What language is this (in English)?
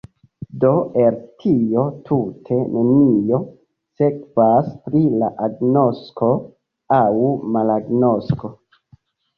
Esperanto